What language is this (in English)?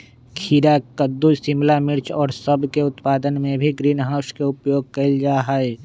Magahi